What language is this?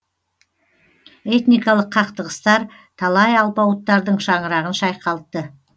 Kazakh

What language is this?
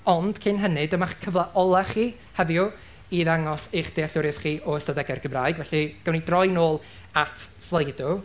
Welsh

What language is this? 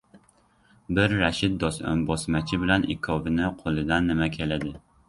Uzbek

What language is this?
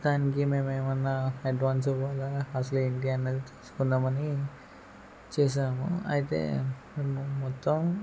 Telugu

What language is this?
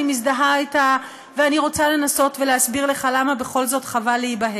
Hebrew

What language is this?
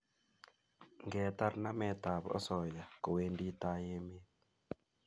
Kalenjin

